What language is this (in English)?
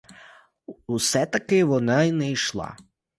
Ukrainian